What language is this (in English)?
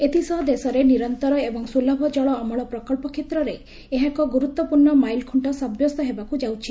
Odia